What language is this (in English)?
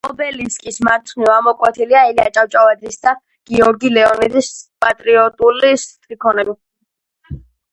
Georgian